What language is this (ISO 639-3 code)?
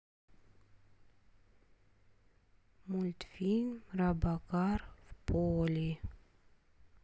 rus